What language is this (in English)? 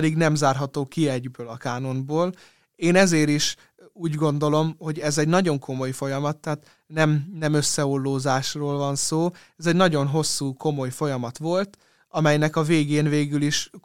Hungarian